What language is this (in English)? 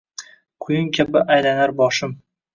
Uzbek